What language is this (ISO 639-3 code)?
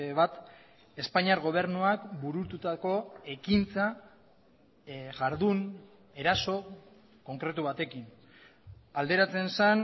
eus